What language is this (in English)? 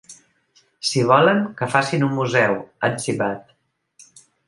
Catalan